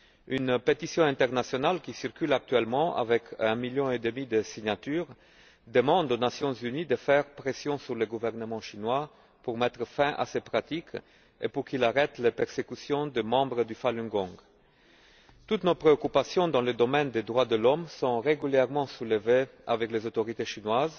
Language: French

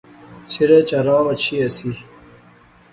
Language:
Pahari-Potwari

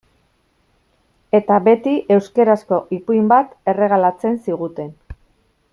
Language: Basque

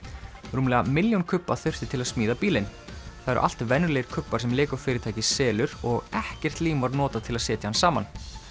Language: Icelandic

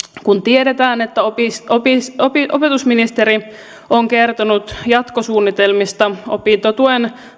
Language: Finnish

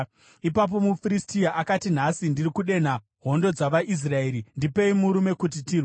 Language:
Shona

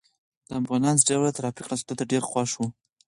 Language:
Pashto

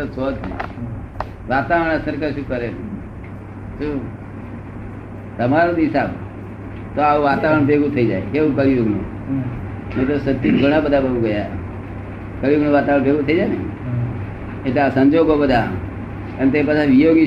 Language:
Gujarati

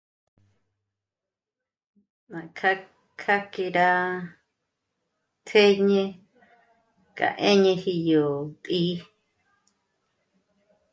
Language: Michoacán Mazahua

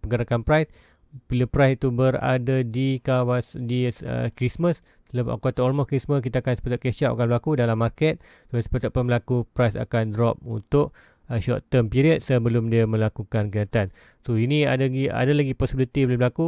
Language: Malay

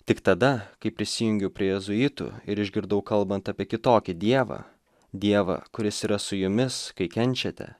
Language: Lithuanian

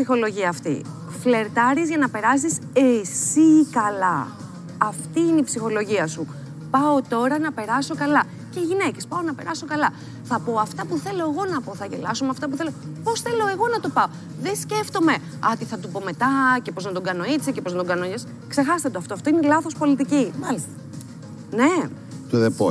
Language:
Greek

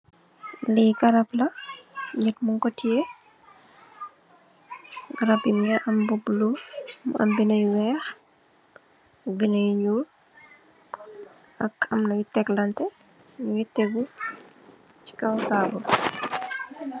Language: Wolof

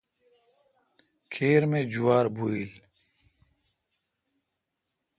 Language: Kalkoti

